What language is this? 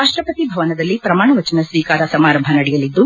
Kannada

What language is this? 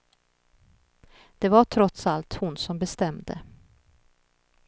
Swedish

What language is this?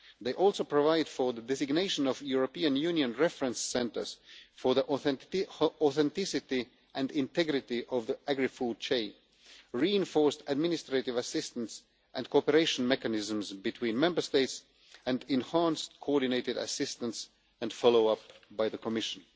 English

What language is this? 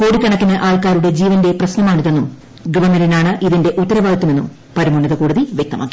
Malayalam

